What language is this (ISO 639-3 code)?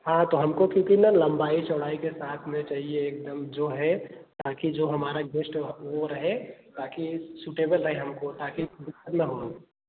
hin